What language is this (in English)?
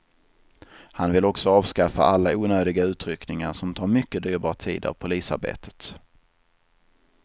Swedish